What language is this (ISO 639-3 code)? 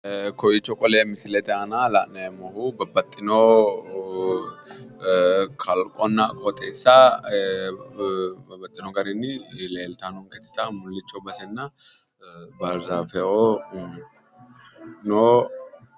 sid